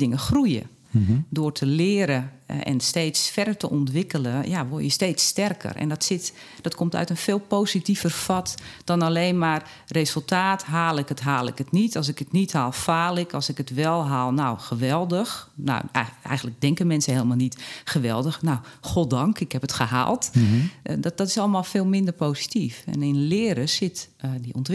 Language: Dutch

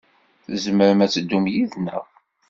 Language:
Kabyle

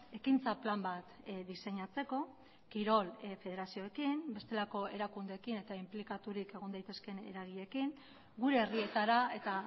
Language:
Basque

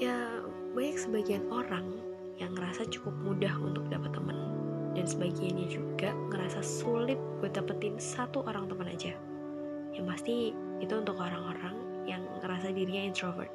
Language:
Indonesian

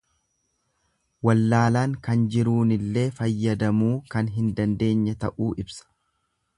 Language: Oromo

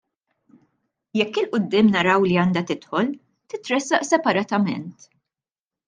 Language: Maltese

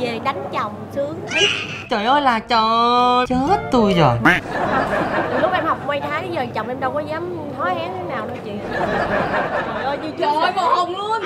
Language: Vietnamese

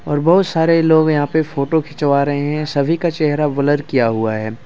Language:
Hindi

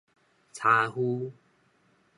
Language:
Min Nan Chinese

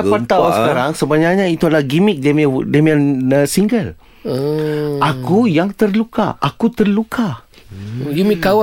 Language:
Malay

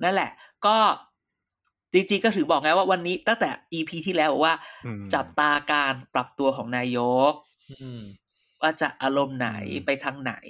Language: Thai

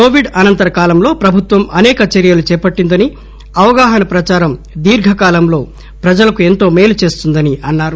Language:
Telugu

